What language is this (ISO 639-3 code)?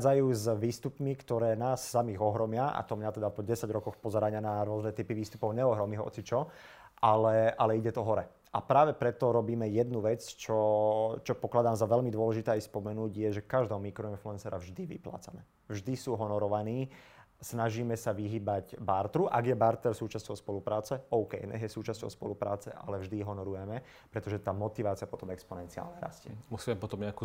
slk